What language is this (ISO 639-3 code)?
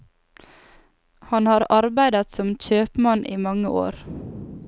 nor